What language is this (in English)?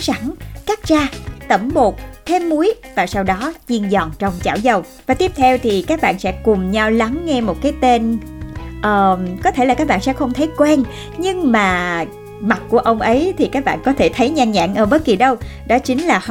Vietnamese